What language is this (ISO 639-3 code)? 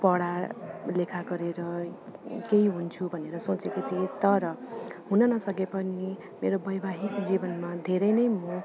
nep